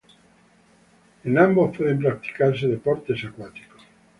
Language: Spanish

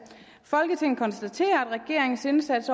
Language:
Danish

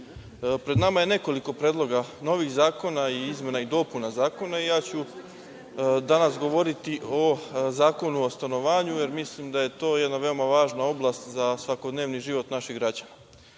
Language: Serbian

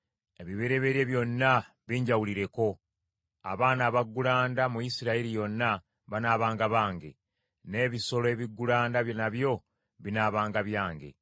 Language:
Ganda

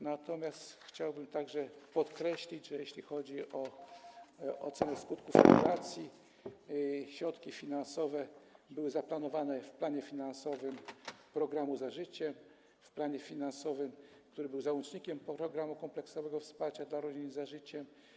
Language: Polish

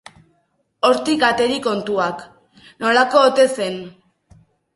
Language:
Basque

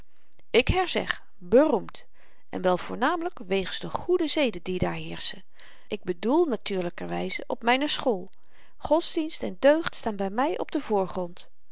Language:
Dutch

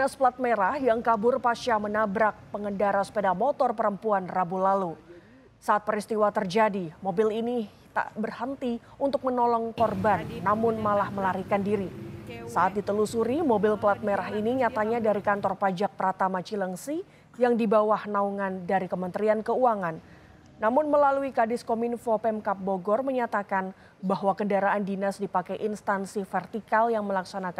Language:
Indonesian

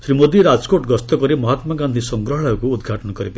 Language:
Odia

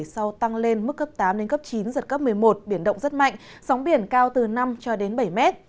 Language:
Vietnamese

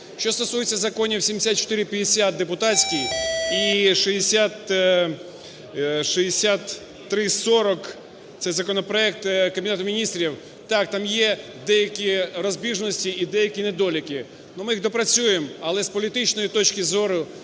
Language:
Ukrainian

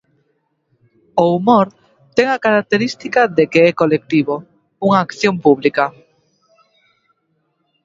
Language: Galician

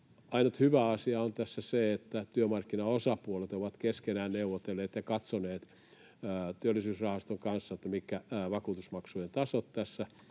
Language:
Finnish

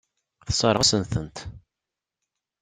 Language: Kabyle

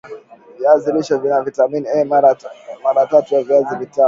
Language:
Swahili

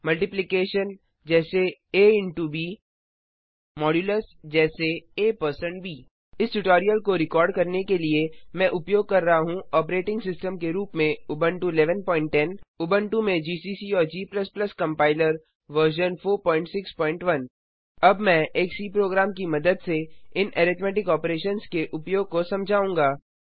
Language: Hindi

